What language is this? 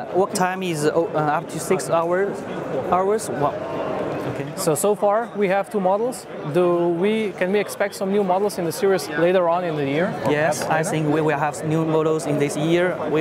English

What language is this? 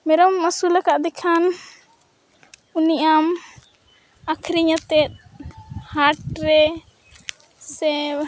Santali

